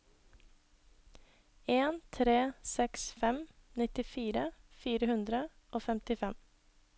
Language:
Norwegian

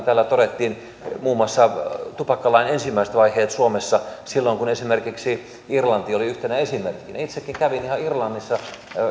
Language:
Finnish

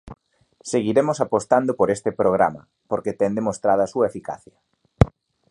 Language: Galician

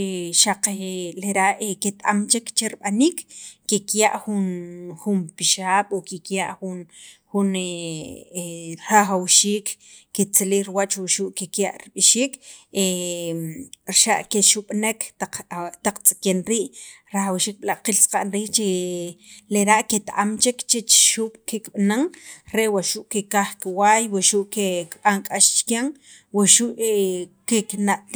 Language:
Sacapulteco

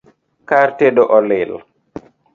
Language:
Luo (Kenya and Tanzania)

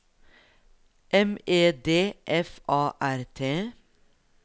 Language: Norwegian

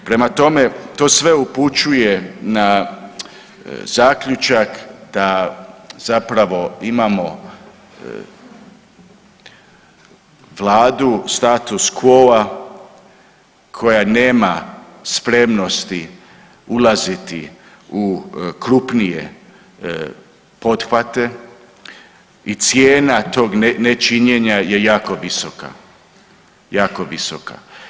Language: Croatian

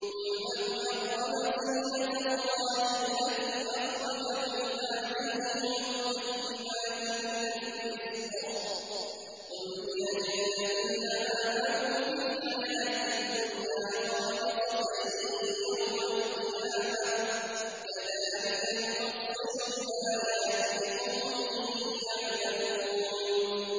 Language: Arabic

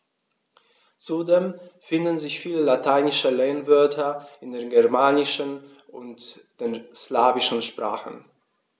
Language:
German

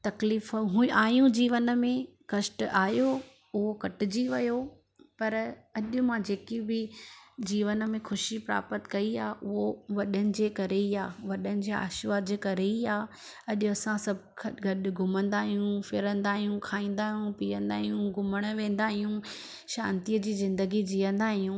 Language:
Sindhi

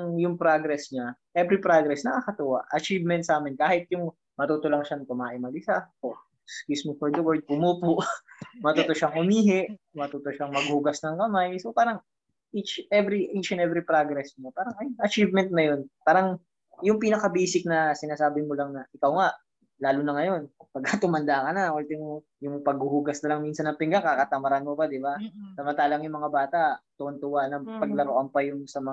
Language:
Filipino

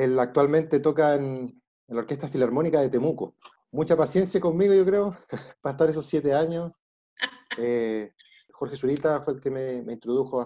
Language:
Spanish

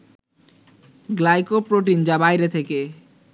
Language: Bangla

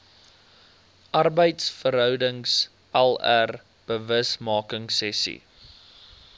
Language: Afrikaans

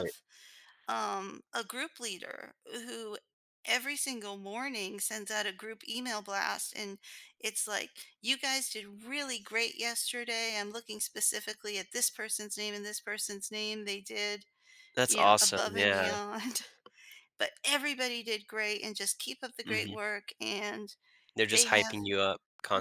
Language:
English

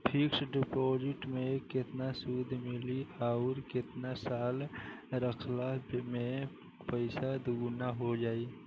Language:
Bhojpuri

